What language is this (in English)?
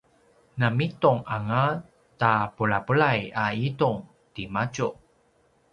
Paiwan